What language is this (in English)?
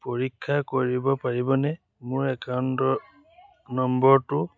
Assamese